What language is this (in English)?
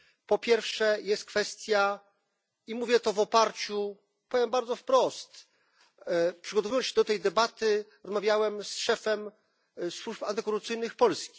Polish